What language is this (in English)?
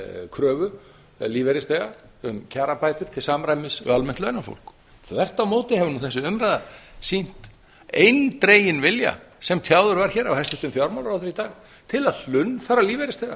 Icelandic